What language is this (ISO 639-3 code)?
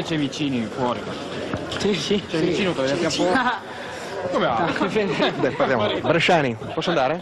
ita